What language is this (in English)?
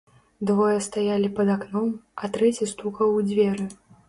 Belarusian